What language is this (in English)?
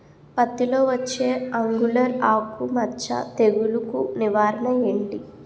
Telugu